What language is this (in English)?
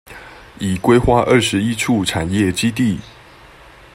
Chinese